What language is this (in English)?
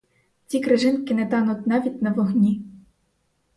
Ukrainian